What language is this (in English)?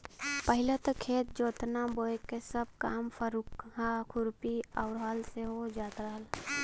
Bhojpuri